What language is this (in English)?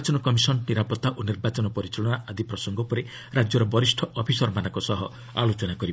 Odia